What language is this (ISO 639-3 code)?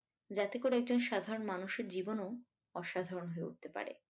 ben